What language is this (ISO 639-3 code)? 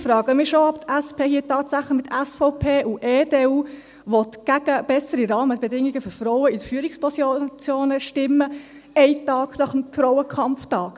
gsw